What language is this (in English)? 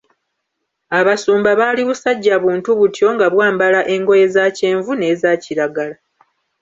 Ganda